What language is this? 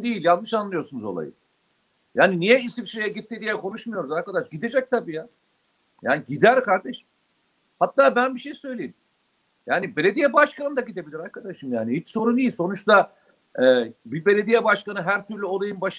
Turkish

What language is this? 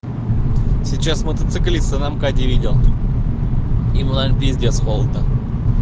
Russian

